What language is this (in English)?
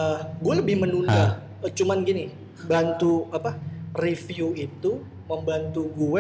Indonesian